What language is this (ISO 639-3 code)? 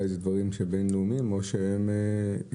heb